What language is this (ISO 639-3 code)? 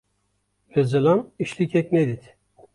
kur